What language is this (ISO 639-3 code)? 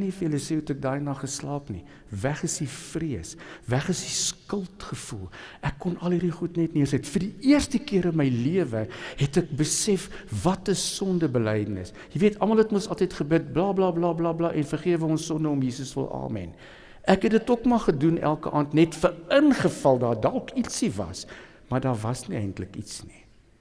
nld